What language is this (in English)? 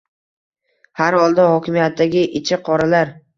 Uzbek